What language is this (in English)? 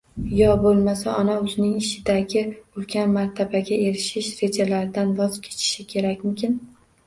Uzbek